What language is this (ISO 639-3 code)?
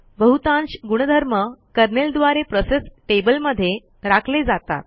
mar